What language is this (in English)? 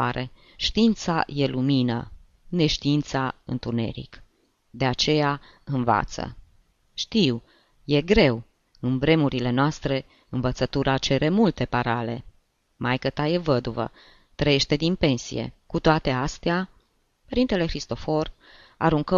Romanian